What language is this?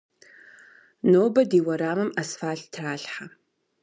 Kabardian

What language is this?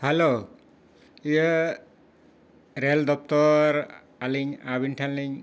Santali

